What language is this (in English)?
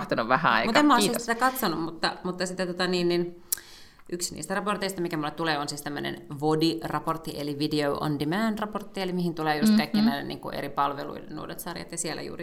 Finnish